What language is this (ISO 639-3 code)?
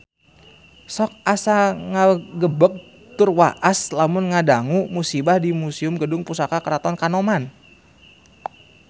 sun